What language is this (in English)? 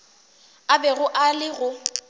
Northern Sotho